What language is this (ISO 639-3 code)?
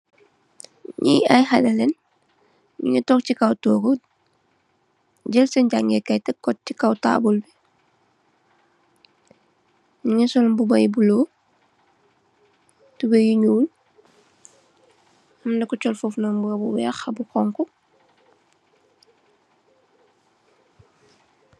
wol